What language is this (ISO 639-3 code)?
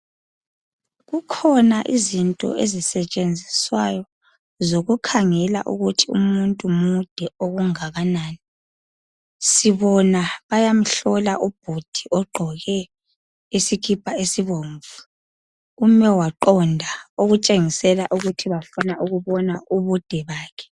nde